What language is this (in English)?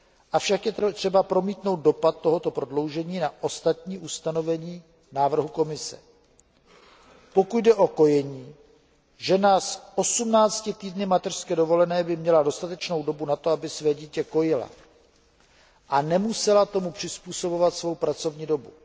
Czech